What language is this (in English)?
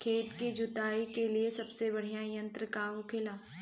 Bhojpuri